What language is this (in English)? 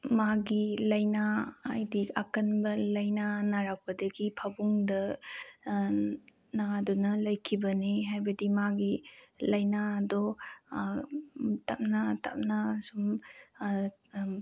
Manipuri